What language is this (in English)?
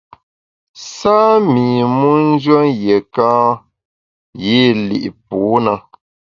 Bamun